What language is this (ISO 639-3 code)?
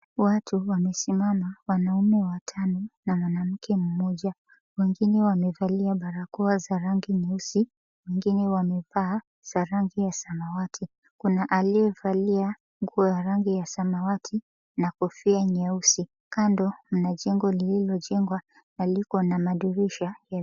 swa